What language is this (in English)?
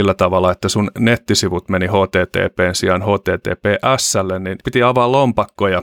Finnish